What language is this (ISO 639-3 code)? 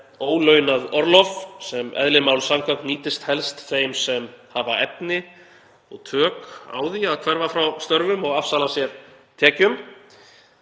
isl